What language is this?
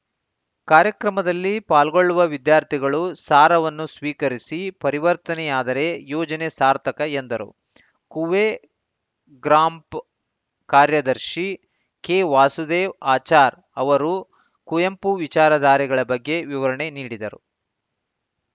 Kannada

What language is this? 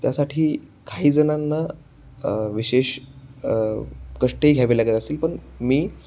Marathi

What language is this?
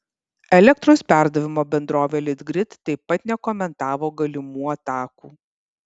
Lithuanian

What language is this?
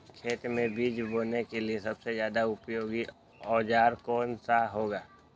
Magahi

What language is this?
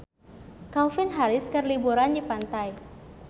Sundanese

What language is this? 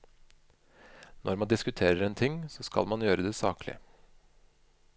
Norwegian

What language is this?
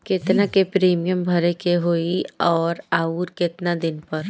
Bhojpuri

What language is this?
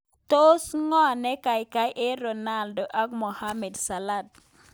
Kalenjin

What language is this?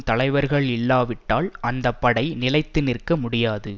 Tamil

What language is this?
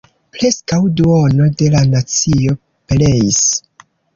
Esperanto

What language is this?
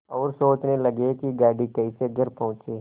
Hindi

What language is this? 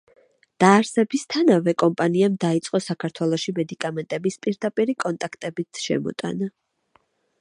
Georgian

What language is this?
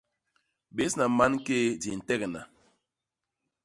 Basaa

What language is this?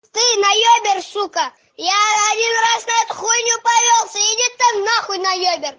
Russian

